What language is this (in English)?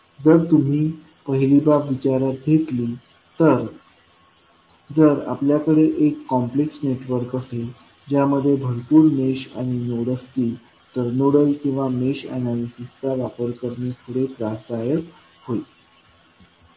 Marathi